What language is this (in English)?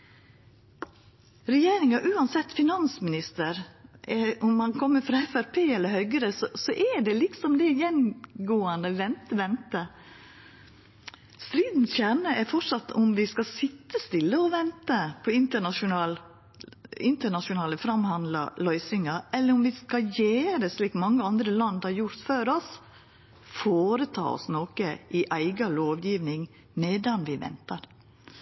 Norwegian Nynorsk